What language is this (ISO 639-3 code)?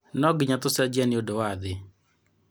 kik